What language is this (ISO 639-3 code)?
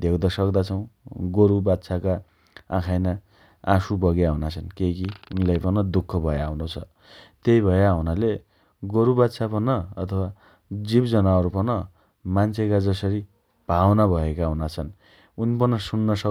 dty